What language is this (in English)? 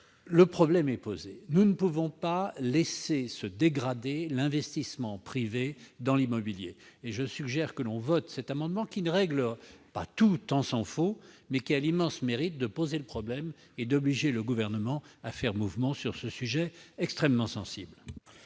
French